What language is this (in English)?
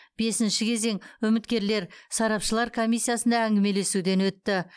Kazakh